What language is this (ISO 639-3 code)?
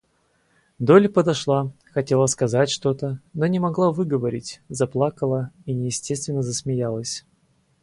rus